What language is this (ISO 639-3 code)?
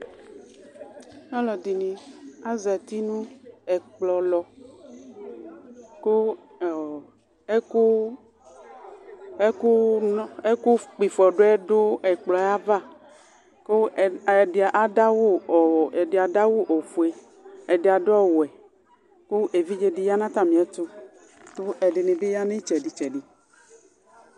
kpo